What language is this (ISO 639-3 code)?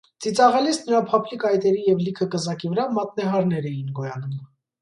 hye